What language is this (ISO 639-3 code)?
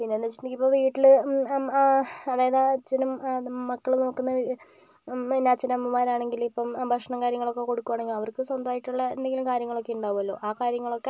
mal